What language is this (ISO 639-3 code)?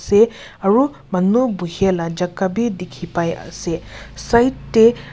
nag